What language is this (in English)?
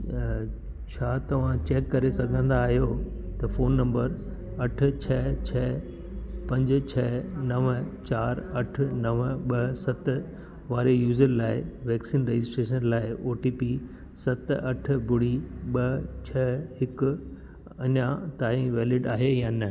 Sindhi